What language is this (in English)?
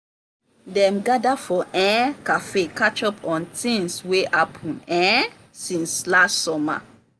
Nigerian Pidgin